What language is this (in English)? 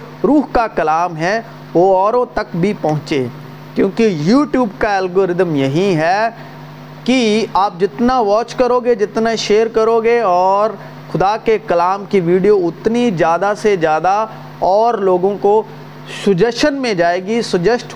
Urdu